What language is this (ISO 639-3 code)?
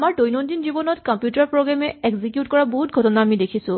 asm